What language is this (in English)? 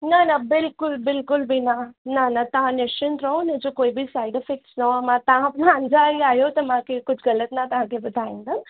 Sindhi